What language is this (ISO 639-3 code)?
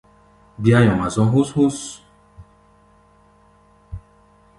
gba